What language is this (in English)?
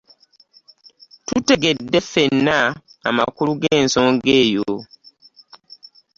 Ganda